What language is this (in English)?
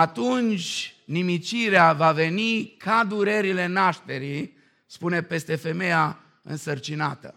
Romanian